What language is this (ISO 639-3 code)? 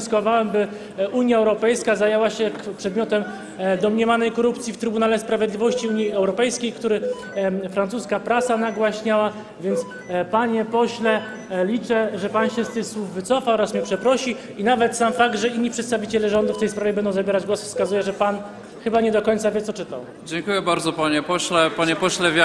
pol